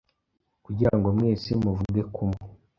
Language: Kinyarwanda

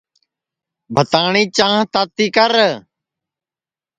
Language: Sansi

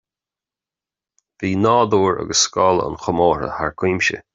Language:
Irish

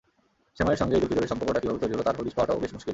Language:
Bangla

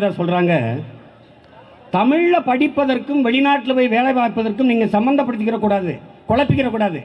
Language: Tamil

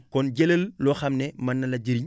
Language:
Wolof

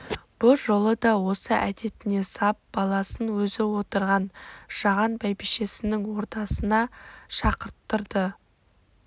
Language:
Kazakh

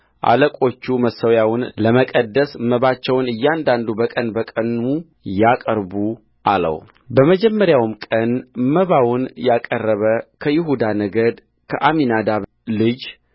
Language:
Amharic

